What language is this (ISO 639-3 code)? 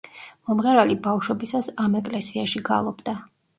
kat